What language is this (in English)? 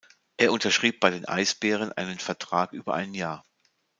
German